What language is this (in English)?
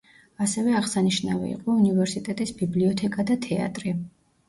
Georgian